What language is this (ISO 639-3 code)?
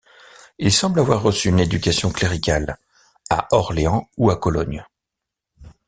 fra